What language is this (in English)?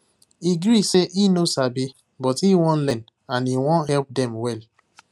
Nigerian Pidgin